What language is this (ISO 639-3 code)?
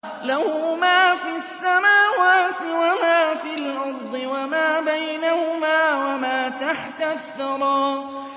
ara